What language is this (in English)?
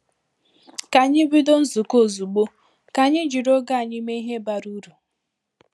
Igbo